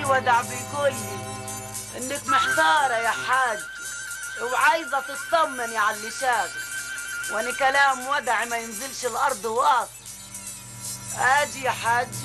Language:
Arabic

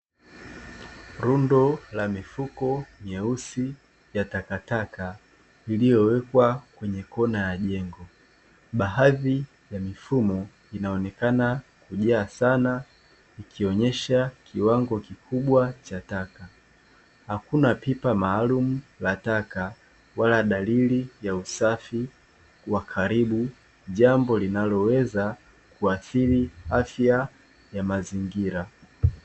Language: Swahili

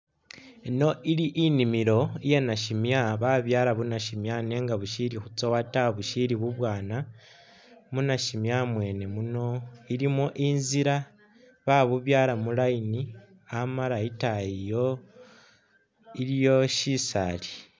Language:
Masaaba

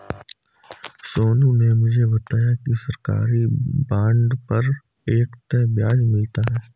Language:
Hindi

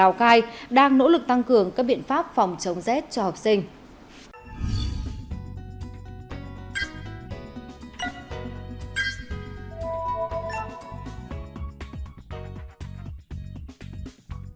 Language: Vietnamese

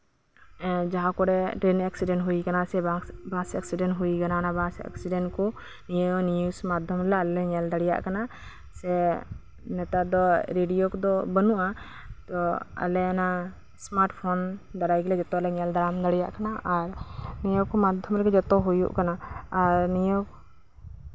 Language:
Santali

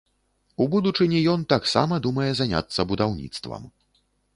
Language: Belarusian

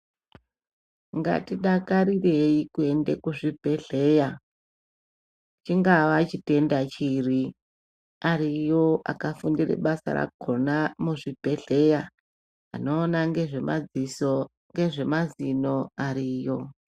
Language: Ndau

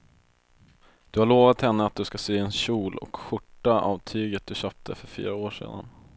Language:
Swedish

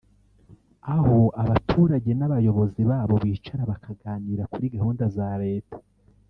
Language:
Kinyarwanda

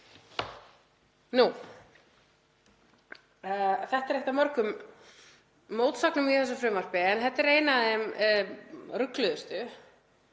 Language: Icelandic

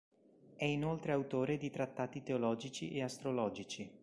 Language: Italian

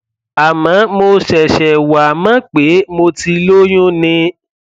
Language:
Yoruba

